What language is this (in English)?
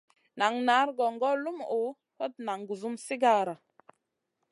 Masana